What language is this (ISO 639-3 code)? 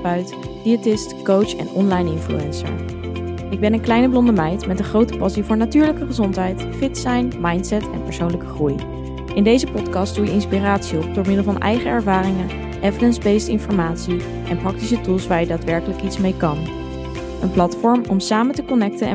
nld